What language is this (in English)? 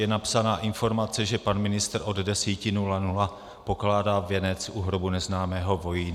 Czech